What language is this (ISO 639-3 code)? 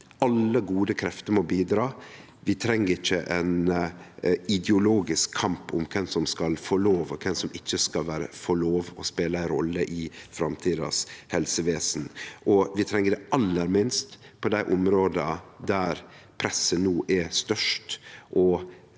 nor